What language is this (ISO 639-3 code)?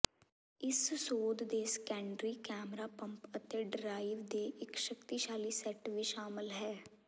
pan